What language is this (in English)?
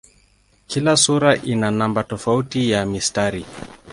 Swahili